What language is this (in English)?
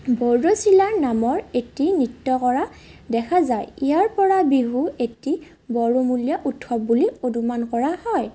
Assamese